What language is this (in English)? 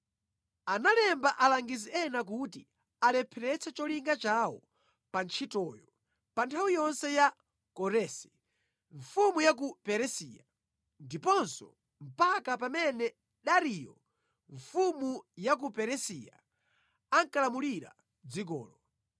Nyanja